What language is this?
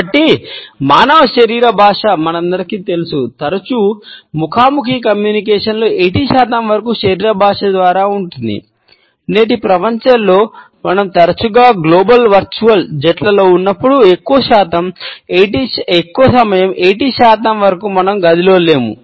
Telugu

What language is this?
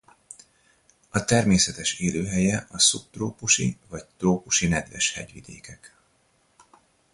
Hungarian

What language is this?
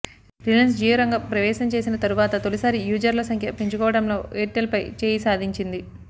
Telugu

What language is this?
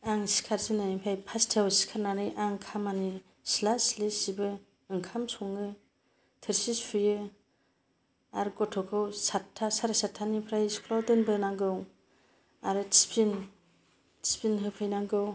Bodo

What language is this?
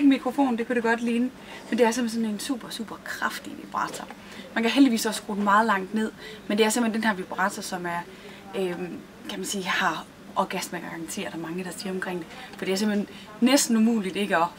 Danish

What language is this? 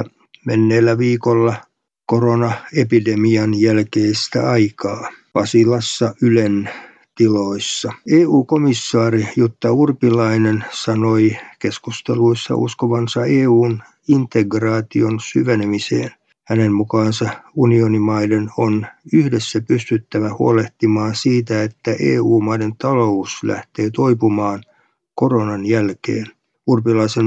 Finnish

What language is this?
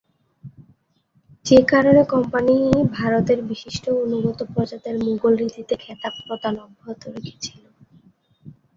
Bangla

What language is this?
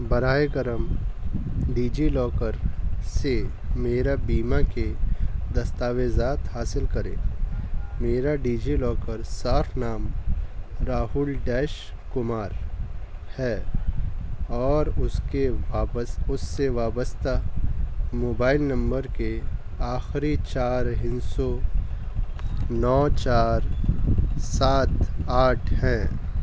Urdu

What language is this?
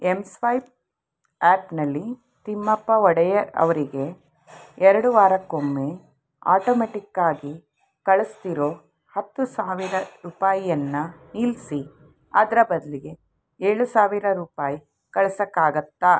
Kannada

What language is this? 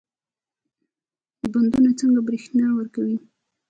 Pashto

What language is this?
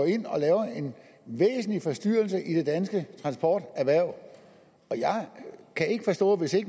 Danish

